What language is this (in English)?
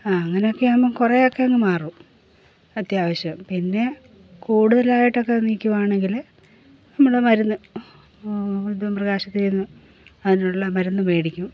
Malayalam